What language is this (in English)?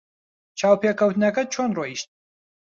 Central Kurdish